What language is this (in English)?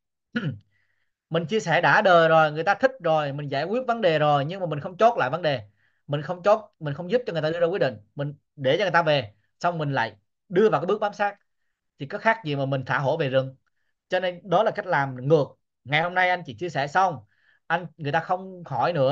Vietnamese